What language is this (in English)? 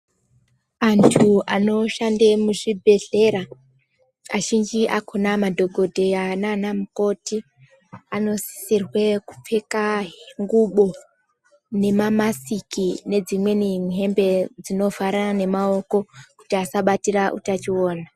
Ndau